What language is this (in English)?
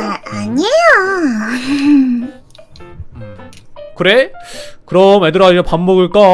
Korean